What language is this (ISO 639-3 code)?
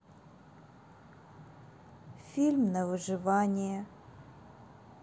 rus